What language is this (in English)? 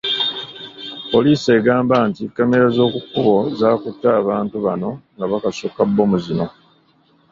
Ganda